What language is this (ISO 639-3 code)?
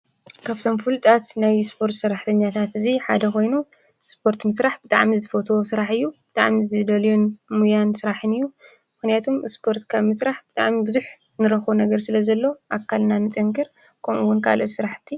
tir